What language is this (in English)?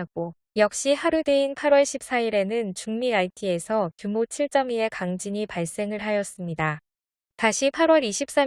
Korean